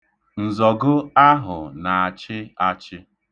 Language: Igbo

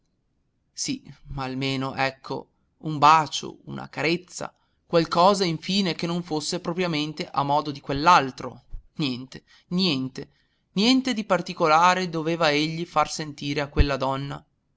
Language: Italian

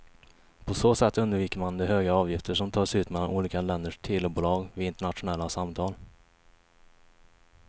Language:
Swedish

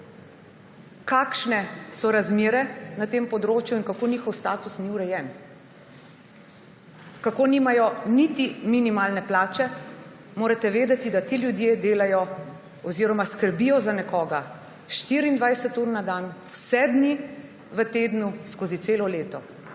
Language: Slovenian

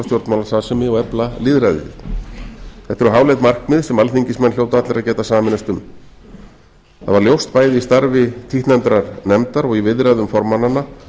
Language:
Icelandic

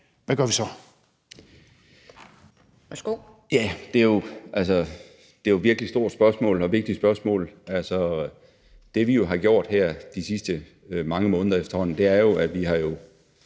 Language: Danish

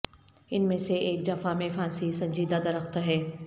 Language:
Urdu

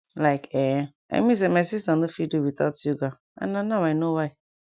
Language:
Nigerian Pidgin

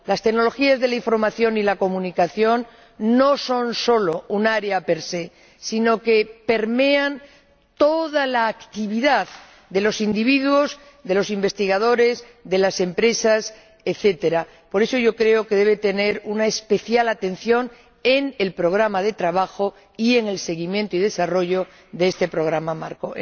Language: Spanish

